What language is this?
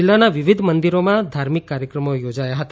Gujarati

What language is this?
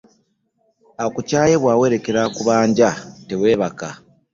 Ganda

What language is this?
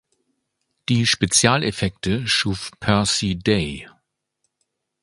German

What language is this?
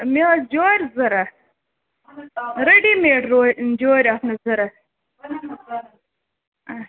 Kashmiri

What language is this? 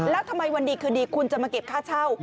Thai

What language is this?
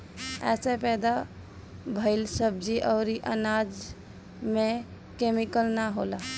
Bhojpuri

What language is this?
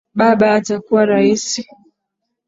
Swahili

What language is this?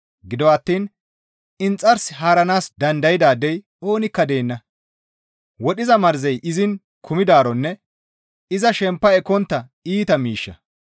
Gamo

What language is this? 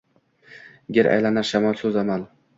Uzbek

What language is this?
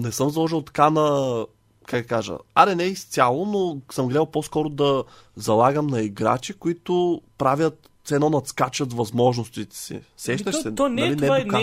Bulgarian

